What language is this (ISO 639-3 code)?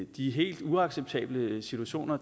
dan